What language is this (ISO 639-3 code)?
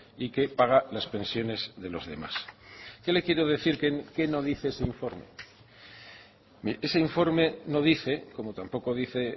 spa